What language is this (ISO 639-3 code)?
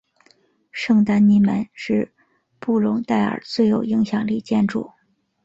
zho